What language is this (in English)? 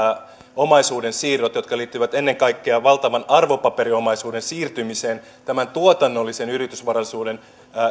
Finnish